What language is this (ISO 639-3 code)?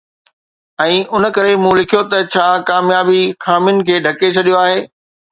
snd